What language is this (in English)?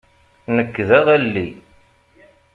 Kabyle